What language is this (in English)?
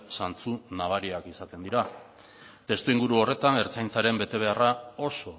Basque